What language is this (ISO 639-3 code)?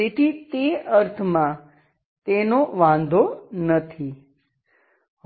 guj